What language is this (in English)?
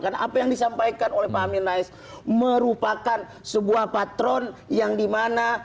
Indonesian